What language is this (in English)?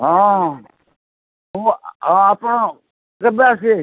Odia